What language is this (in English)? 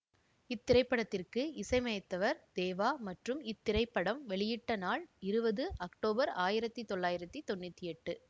Tamil